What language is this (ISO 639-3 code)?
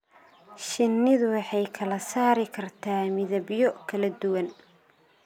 som